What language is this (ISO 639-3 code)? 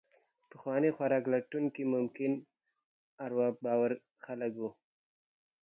pus